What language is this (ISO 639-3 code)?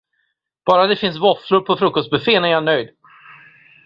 swe